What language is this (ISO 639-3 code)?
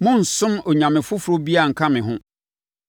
aka